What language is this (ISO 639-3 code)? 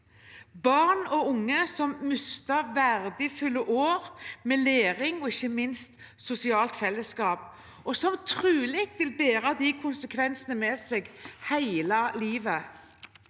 nor